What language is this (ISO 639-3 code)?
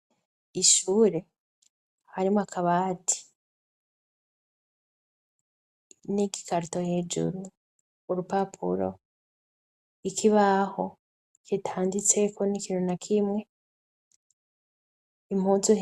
run